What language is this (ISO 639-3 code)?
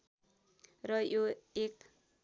nep